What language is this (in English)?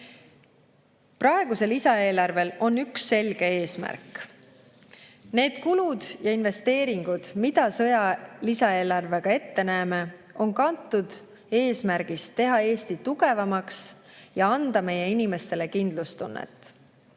Estonian